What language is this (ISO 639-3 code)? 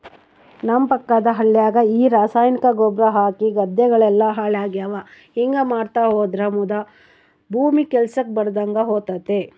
kan